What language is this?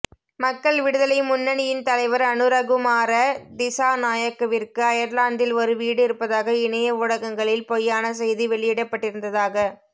Tamil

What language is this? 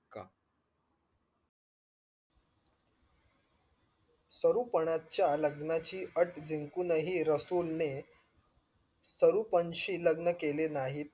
Marathi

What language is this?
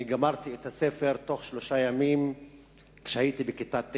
Hebrew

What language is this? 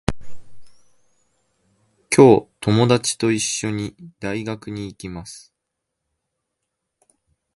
Japanese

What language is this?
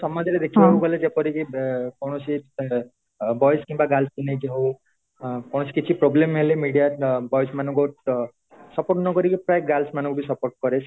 Odia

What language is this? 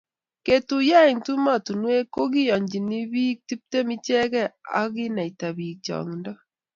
Kalenjin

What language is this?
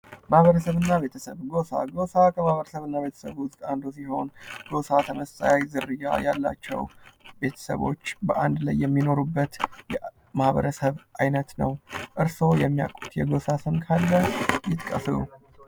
Amharic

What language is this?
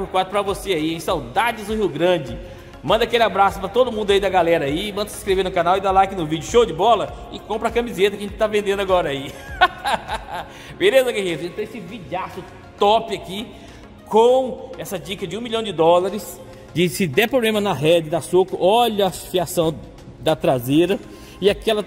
Portuguese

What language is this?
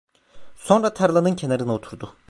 Turkish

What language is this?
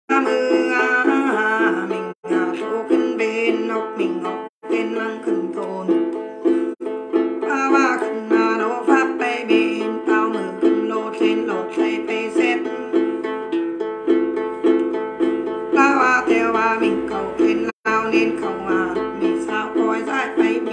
Thai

